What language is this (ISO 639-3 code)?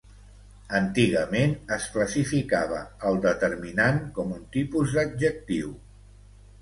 cat